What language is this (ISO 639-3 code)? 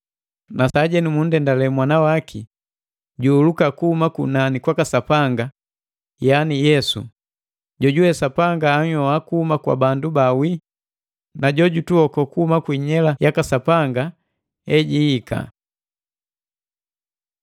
mgv